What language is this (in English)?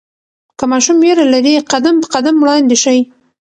Pashto